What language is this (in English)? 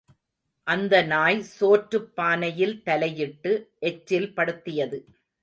Tamil